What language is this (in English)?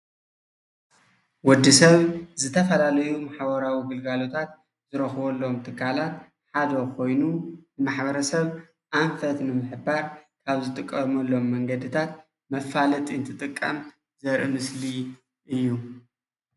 Tigrinya